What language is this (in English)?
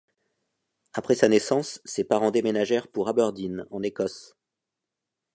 French